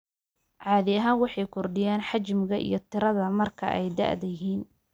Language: Somali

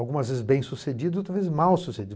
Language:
Portuguese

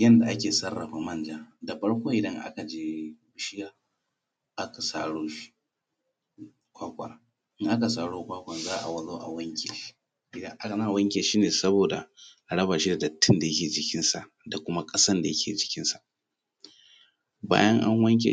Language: Hausa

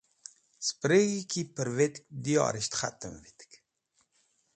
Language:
Wakhi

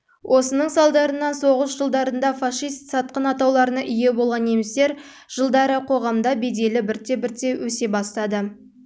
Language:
Kazakh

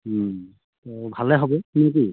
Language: Assamese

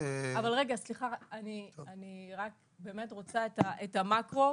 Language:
Hebrew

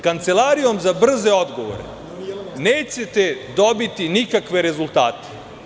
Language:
Serbian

